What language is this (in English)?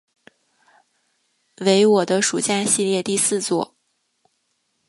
Chinese